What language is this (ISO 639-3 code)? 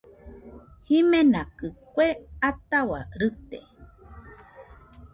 hux